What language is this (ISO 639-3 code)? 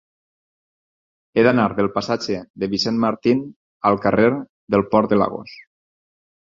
cat